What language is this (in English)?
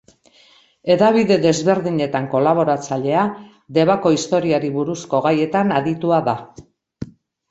Basque